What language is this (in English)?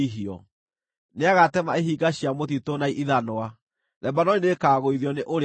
Kikuyu